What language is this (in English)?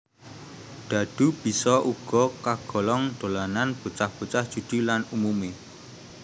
Javanese